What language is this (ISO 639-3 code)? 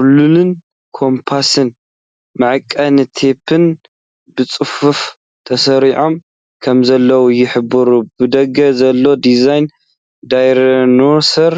tir